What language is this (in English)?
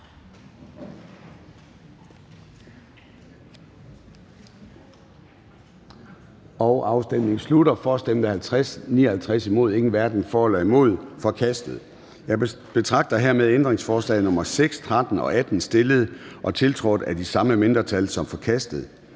Danish